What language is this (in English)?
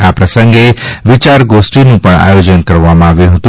Gujarati